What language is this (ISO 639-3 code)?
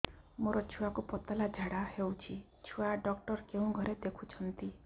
ori